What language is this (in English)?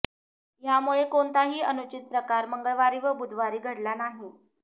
Marathi